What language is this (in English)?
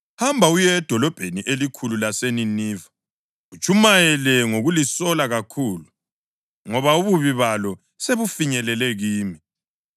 North Ndebele